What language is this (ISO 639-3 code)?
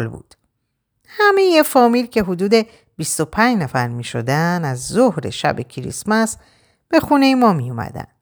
fas